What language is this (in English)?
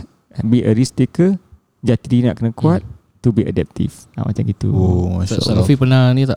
Malay